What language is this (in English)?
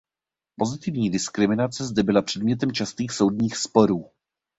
Czech